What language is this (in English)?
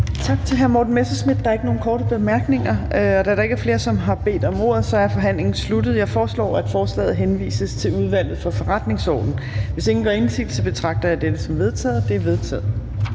Danish